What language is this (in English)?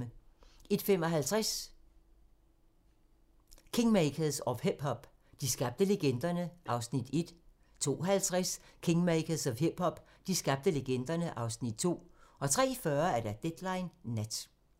Danish